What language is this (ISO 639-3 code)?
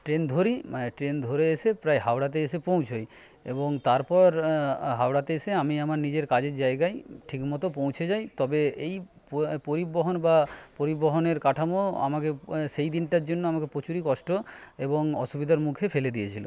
ben